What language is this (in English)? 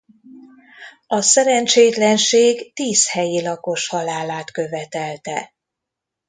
Hungarian